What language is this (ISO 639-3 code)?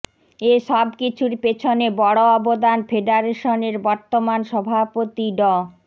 ben